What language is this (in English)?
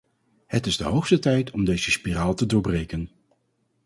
Dutch